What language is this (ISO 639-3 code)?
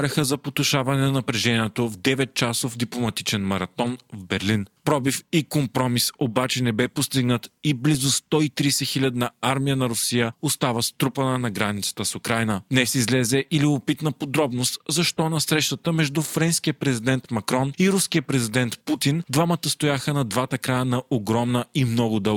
bul